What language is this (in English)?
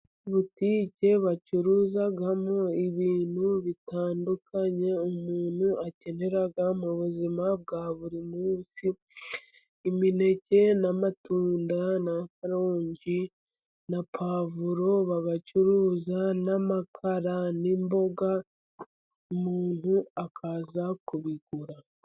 Kinyarwanda